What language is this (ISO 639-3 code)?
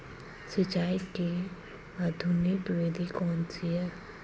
hin